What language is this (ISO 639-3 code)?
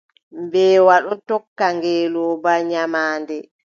fub